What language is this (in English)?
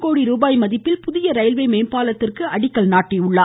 Tamil